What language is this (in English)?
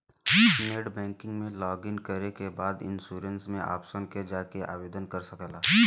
Bhojpuri